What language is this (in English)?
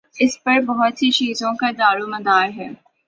Urdu